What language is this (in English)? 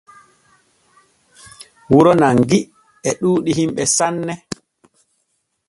Borgu Fulfulde